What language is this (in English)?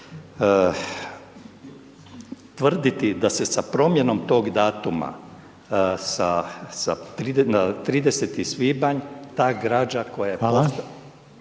Croatian